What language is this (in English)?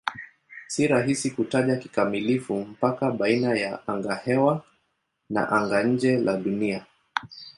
Swahili